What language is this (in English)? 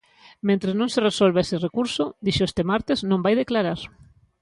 Galician